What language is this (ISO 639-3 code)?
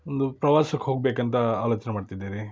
kan